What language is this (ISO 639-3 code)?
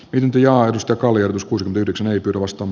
fin